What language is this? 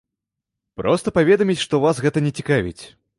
Belarusian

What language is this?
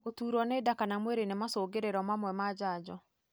Kikuyu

